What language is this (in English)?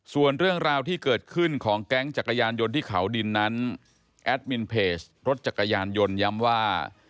Thai